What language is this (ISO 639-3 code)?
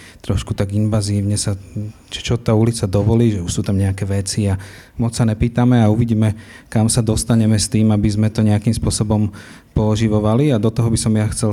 slk